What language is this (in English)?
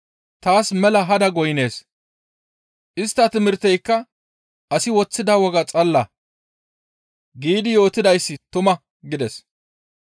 Gamo